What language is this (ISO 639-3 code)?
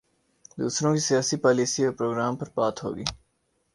urd